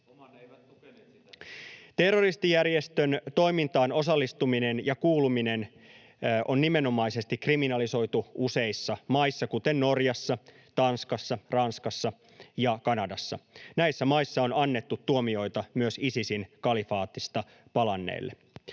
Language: Finnish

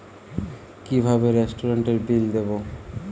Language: Bangla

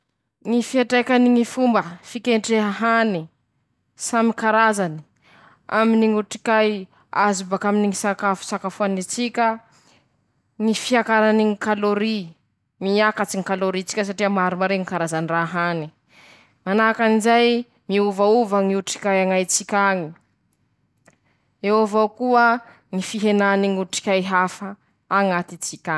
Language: Masikoro Malagasy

